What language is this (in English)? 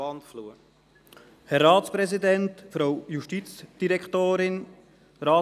Swiss German